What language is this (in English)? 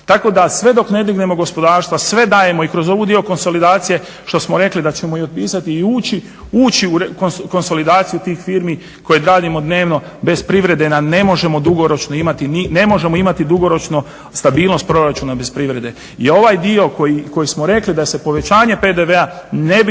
Croatian